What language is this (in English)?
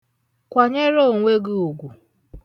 Igbo